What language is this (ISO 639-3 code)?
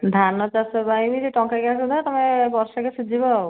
ori